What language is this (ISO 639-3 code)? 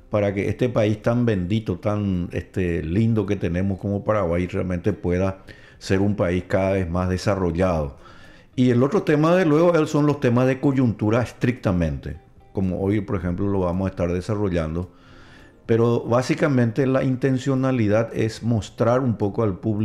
spa